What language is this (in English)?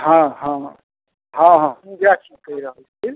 Maithili